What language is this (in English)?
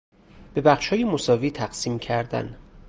Persian